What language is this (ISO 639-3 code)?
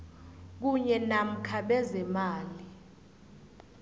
nbl